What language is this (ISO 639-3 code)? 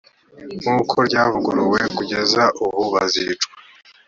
kin